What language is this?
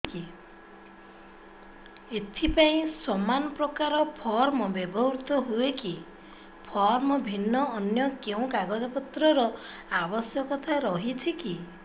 Odia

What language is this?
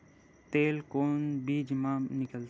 Chhattisgarhi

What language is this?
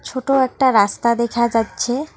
Bangla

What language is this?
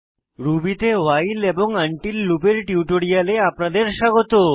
Bangla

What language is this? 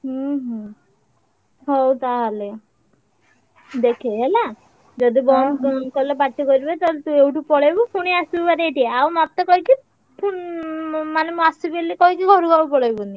Odia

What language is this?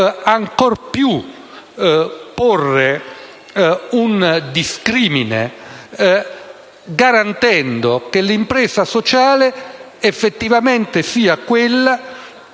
Italian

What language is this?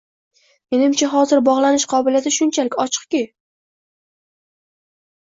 Uzbek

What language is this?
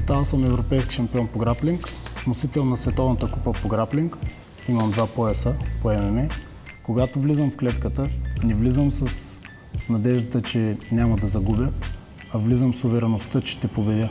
Bulgarian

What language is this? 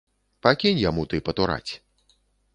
Belarusian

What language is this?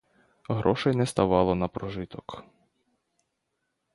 Ukrainian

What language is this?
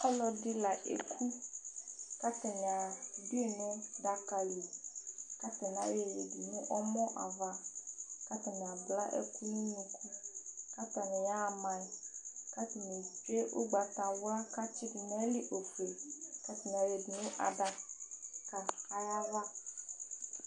Ikposo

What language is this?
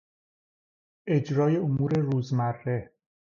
Persian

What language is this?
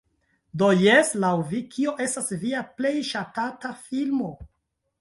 Esperanto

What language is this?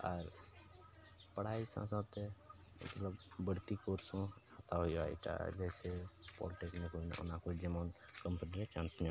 Santali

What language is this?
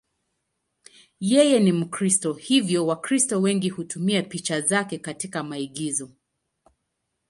Swahili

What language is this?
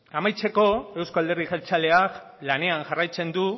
Basque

